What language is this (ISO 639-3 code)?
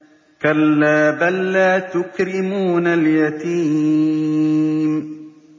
ara